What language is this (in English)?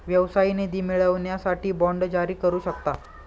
Marathi